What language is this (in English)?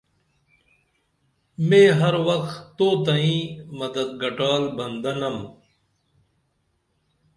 Dameli